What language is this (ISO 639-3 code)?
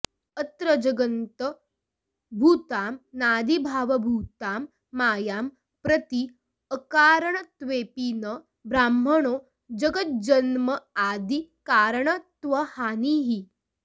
san